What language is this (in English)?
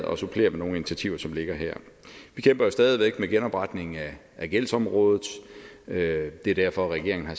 Danish